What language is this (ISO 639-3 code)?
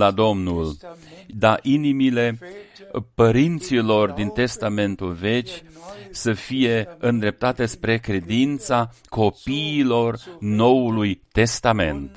ron